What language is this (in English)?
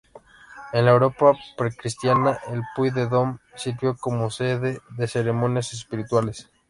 Spanish